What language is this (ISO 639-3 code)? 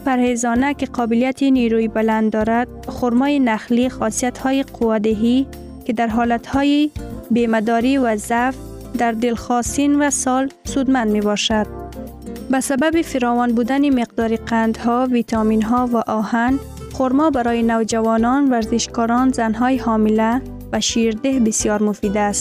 fas